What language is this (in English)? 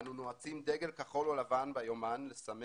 Hebrew